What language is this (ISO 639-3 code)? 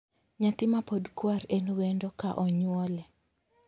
luo